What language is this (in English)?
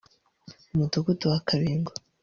Kinyarwanda